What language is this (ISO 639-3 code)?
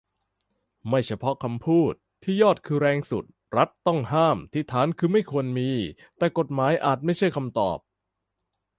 tha